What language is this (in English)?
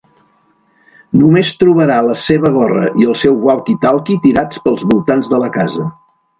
Catalan